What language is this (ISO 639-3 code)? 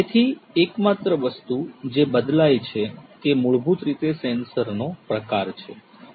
guj